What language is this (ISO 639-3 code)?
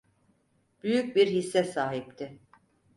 tur